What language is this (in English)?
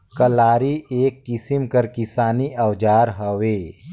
Chhattisgarhi